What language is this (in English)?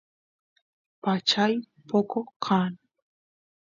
Santiago del Estero Quichua